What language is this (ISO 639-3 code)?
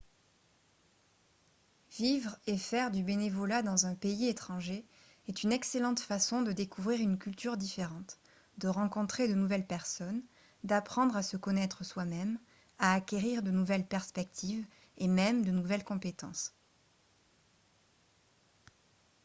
fra